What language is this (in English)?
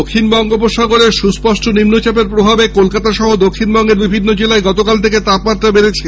Bangla